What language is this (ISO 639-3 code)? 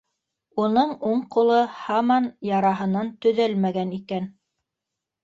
bak